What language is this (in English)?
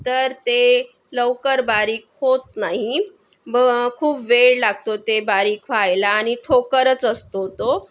Marathi